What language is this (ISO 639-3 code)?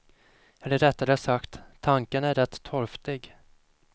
swe